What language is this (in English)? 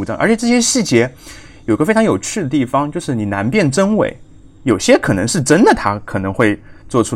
Chinese